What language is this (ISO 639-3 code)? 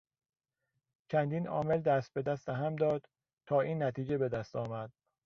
fas